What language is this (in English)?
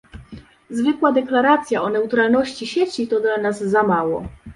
Polish